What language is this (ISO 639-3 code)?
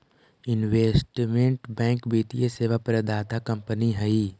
mag